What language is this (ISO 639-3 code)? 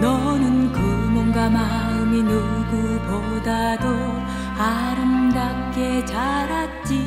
kor